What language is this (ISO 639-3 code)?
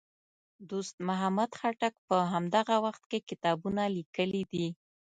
pus